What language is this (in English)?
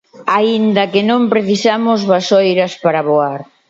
Galician